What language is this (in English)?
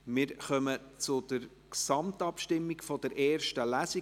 Swiss German